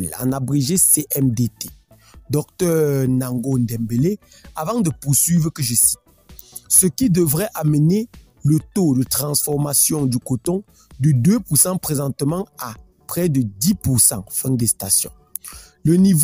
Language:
French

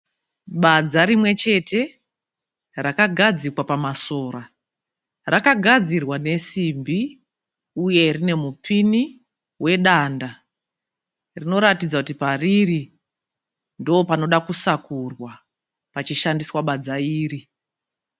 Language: Shona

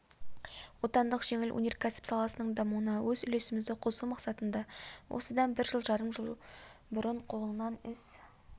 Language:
Kazakh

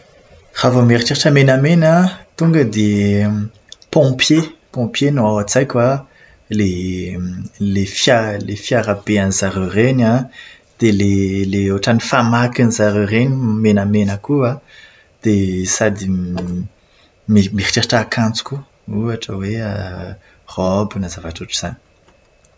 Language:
Malagasy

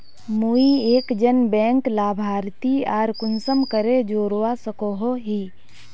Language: Magahi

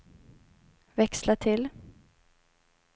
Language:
Swedish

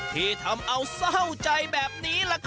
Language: Thai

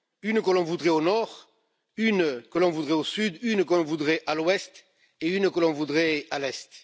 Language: French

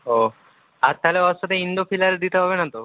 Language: Bangla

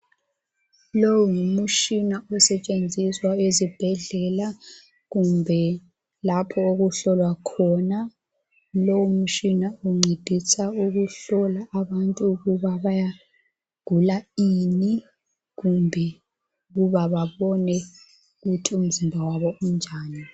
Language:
North Ndebele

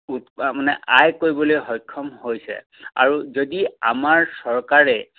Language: Assamese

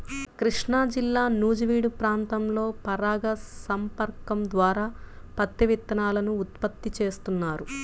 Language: Telugu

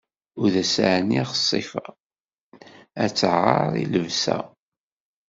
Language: Kabyle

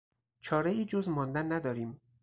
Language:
Persian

